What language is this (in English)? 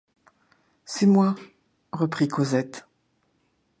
French